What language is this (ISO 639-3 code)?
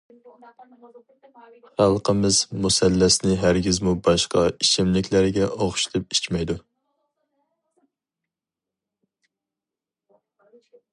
uig